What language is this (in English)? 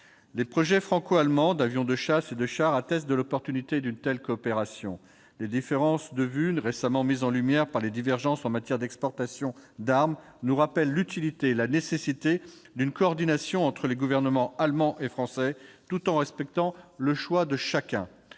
French